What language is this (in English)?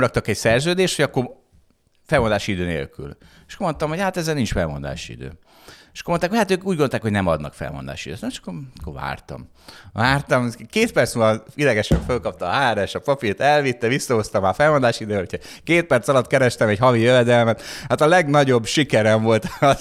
Hungarian